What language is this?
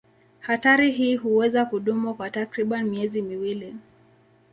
Swahili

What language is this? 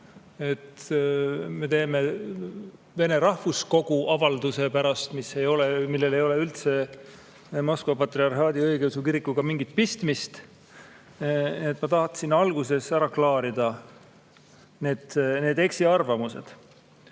Estonian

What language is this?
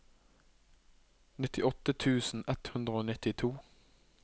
Norwegian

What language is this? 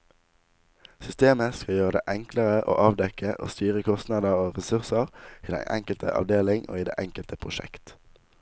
Norwegian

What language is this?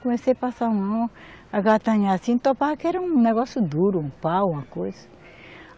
Portuguese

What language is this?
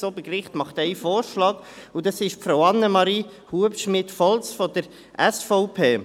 Swiss German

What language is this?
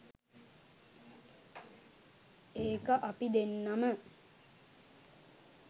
Sinhala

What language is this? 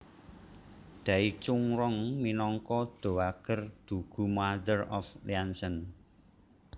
Javanese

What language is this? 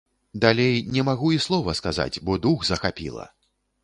Belarusian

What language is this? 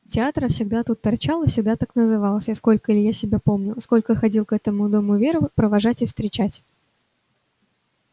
Russian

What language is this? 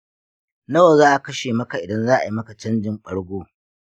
Hausa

